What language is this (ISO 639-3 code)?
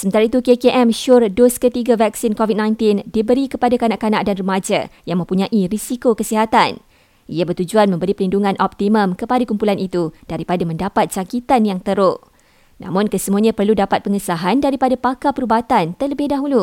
msa